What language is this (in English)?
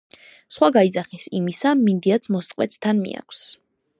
Georgian